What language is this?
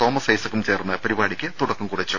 Malayalam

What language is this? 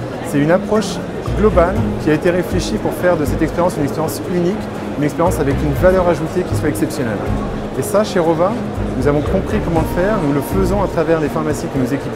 French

